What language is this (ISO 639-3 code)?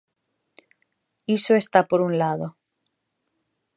glg